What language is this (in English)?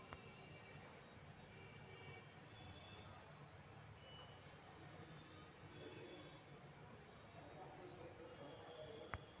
Magahi